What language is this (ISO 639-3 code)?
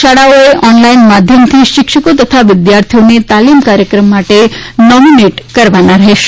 guj